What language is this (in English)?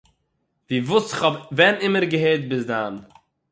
Yiddish